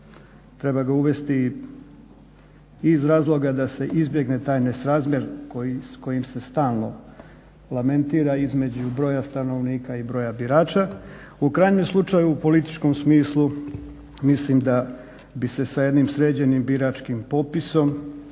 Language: Croatian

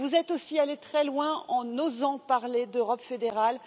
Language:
French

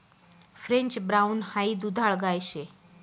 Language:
Marathi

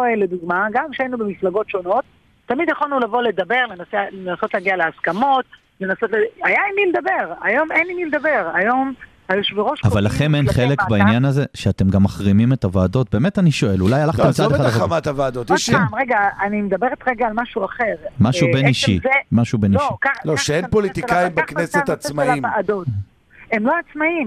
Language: Hebrew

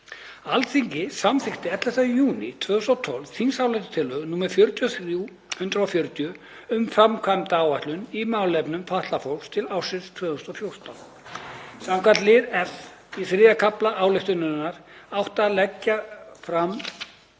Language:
Icelandic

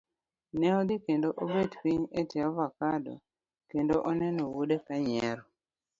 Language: Luo (Kenya and Tanzania)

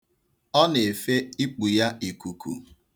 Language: Igbo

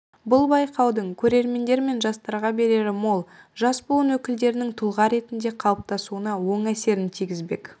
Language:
Kazakh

